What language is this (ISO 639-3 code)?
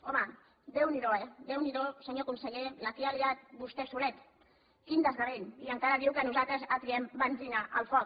cat